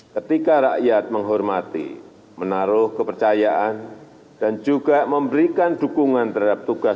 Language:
Indonesian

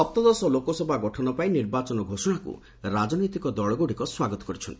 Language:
Odia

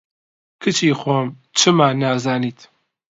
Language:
Central Kurdish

